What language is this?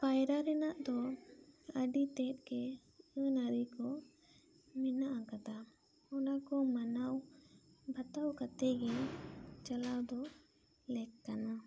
Santali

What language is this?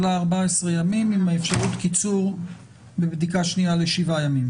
Hebrew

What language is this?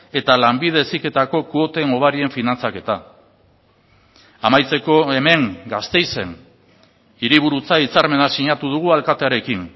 Basque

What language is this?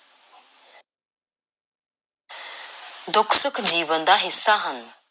Punjabi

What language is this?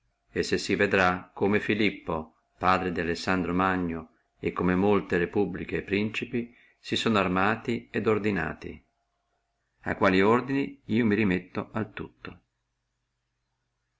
Italian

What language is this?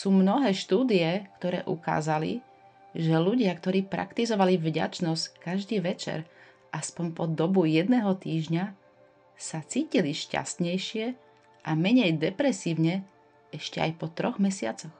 Slovak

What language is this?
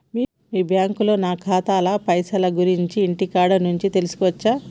Telugu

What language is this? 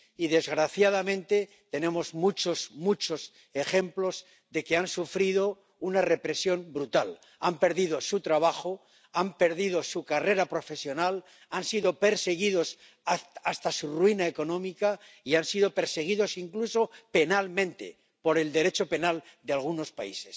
Spanish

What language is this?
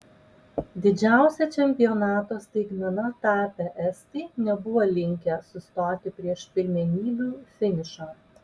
Lithuanian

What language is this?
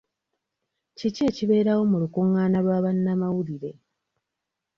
Ganda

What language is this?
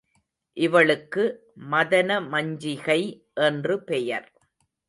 Tamil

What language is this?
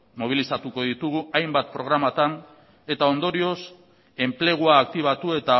Basque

